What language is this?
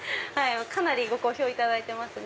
Japanese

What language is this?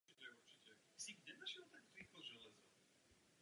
Czech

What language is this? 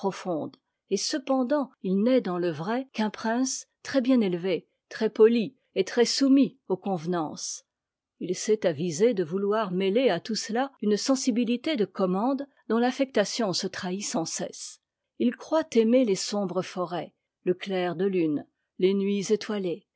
French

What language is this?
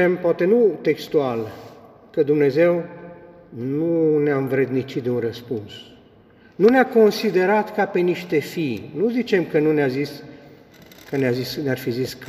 Romanian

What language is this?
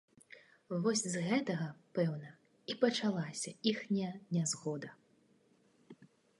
Belarusian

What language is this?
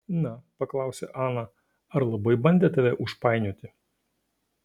Lithuanian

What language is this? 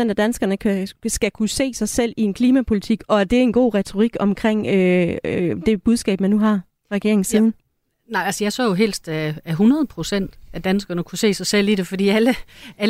Danish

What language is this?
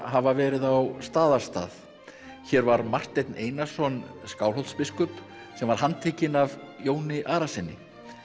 Icelandic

